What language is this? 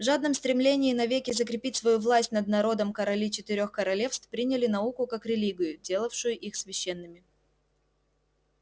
Russian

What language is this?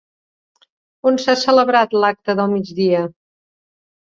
Catalan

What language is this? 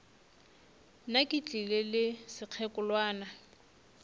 Northern Sotho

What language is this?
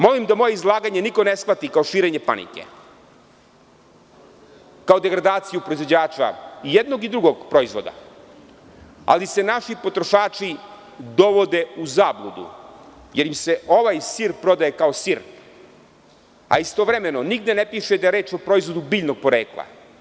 Serbian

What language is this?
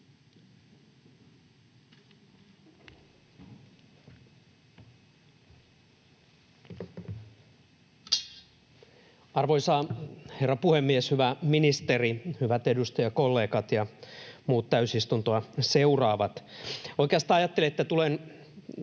Finnish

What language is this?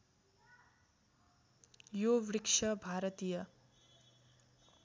Nepali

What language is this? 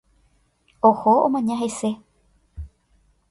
Guarani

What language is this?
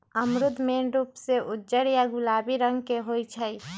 Magahi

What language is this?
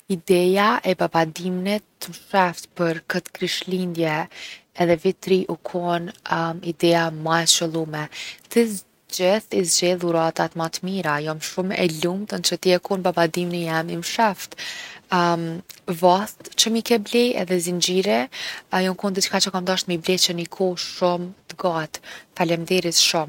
Gheg Albanian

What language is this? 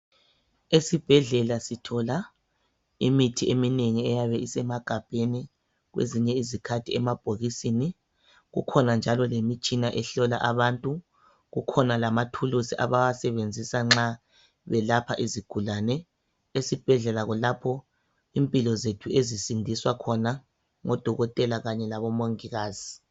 North Ndebele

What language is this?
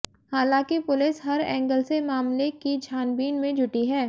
Hindi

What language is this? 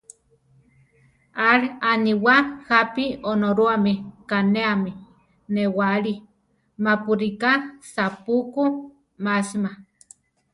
Central Tarahumara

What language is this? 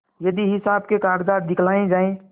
Hindi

